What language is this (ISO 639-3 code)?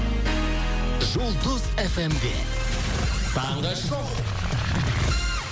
kaz